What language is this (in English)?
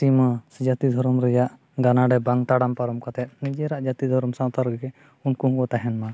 Santali